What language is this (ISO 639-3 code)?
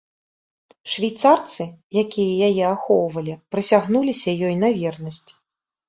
bel